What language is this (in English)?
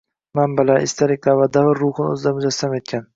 Uzbek